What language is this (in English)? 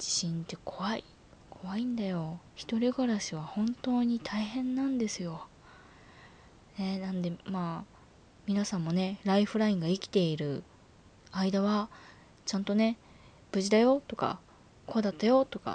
Japanese